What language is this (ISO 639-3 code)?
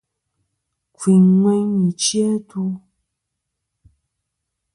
bkm